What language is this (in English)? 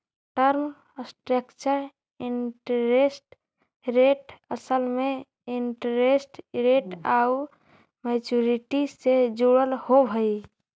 Magahi